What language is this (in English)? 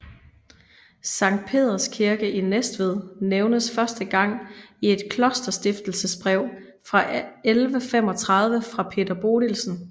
Danish